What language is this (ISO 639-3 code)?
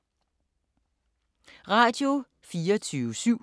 dan